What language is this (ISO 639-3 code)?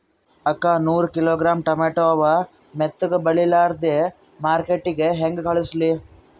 kan